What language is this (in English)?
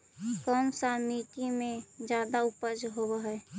Magahi